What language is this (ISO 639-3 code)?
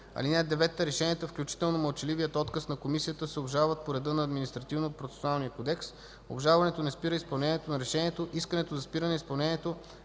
bul